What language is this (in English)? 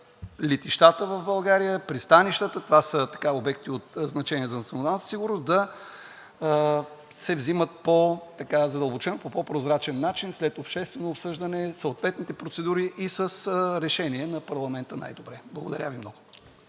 Bulgarian